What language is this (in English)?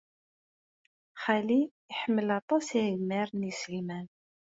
Kabyle